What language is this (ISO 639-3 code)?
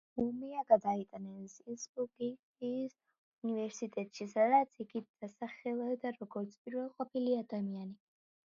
kat